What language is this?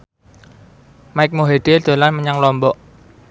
Javanese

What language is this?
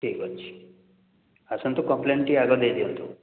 Odia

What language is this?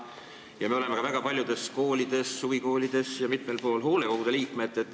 Estonian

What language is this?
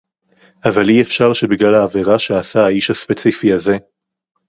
Hebrew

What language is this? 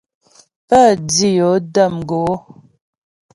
Ghomala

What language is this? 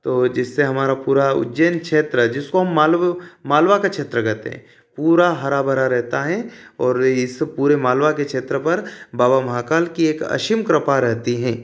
Hindi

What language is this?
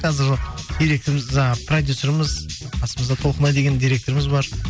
Kazakh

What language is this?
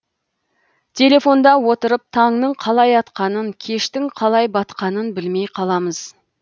Kazakh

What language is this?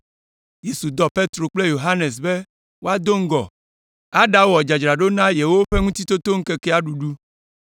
Ewe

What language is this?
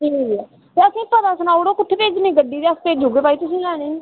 Dogri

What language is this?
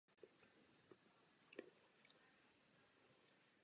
Czech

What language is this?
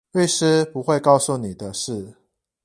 Chinese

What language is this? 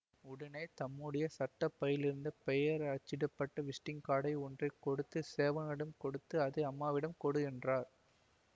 Tamil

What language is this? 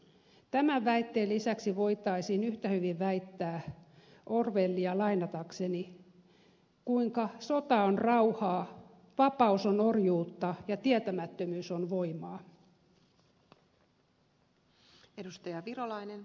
Finnish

